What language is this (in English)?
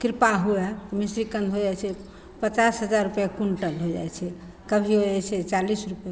Maithili